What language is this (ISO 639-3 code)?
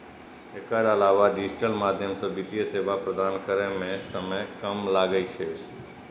mai